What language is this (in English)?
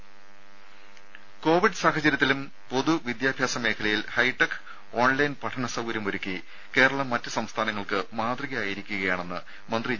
Malayalam